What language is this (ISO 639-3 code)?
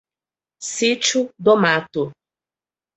por